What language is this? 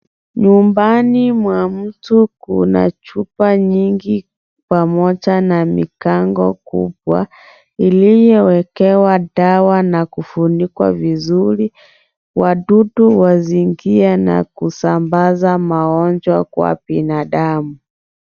Swahili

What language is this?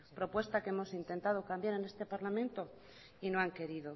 Spanish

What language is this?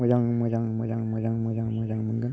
Bodo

